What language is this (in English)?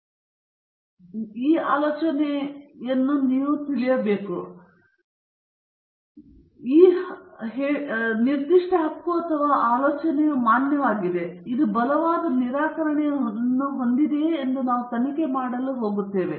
Kannada